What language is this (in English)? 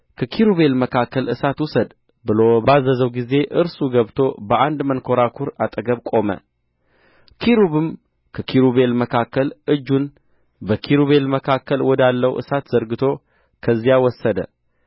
Amharic